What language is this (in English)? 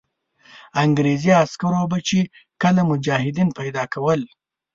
Pashto